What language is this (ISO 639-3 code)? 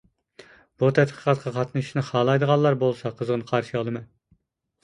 uig